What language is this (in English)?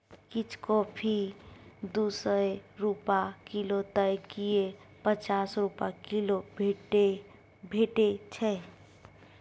Maithili